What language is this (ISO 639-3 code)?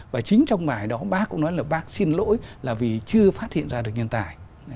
vie